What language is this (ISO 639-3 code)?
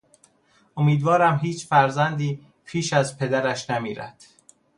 fas